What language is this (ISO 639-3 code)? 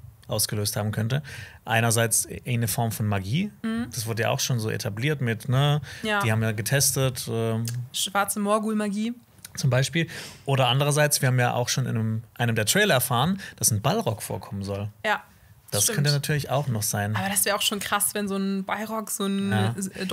deu